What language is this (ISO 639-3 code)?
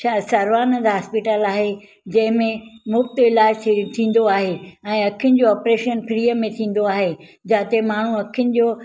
snd